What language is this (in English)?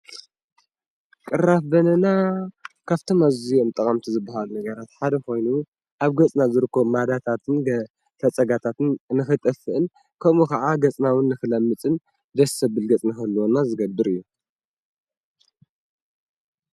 Tigrinya